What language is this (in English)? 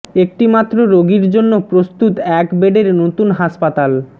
Bangla